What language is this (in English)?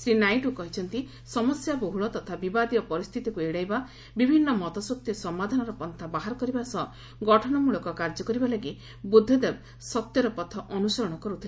Odia